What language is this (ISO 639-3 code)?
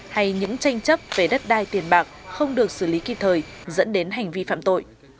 vie